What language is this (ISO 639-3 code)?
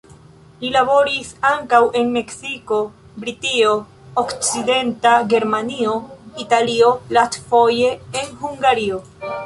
epo